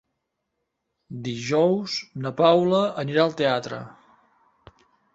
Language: Catalan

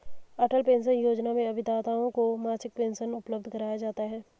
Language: Hindi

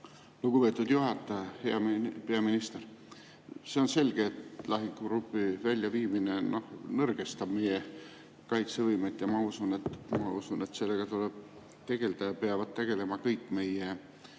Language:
Estonian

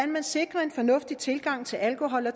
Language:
Danish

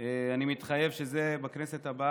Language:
Hebrew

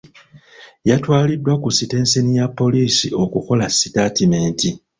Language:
Ganda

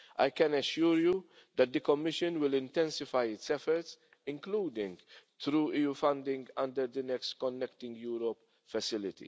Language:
English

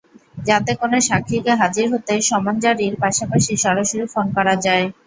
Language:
Bangla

